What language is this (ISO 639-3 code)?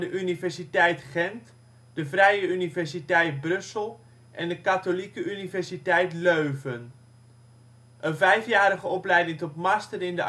nld